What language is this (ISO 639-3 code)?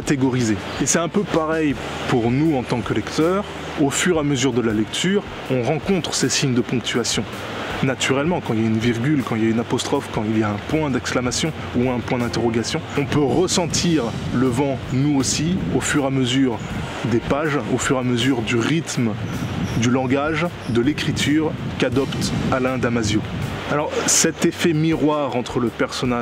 fra